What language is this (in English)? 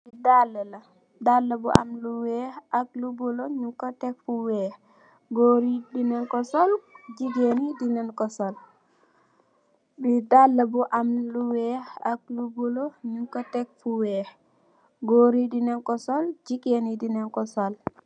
Wolof